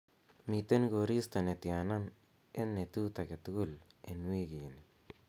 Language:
Kalenjin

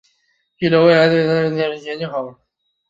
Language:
Chinese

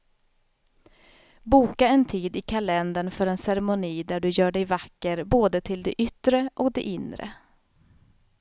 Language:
Swedish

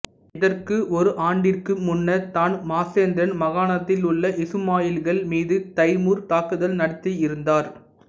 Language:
Tamil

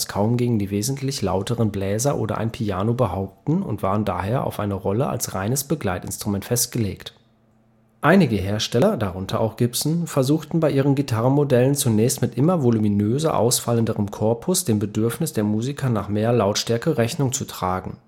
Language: German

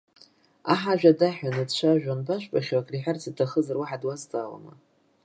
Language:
Abkhazian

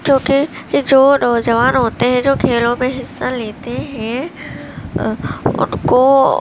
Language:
Urdu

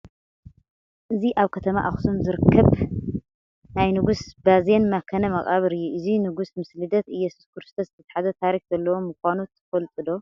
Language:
Tigrinya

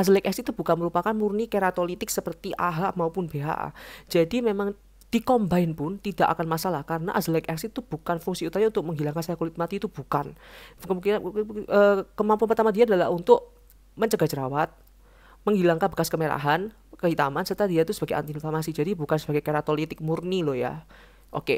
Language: Indonesian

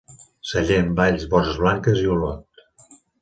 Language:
Catalan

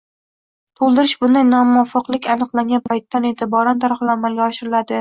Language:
Uzbek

